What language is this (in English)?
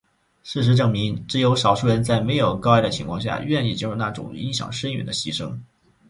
Chinese